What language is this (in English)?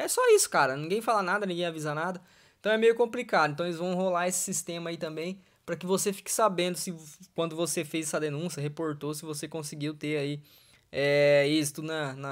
Portuguese